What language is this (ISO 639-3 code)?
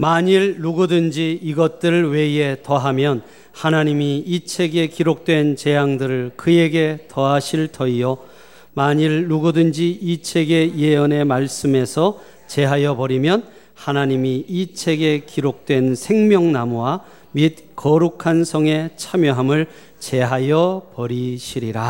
kor